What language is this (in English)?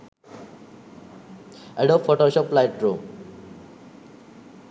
Sinhala